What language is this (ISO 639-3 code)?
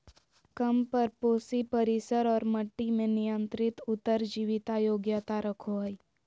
mag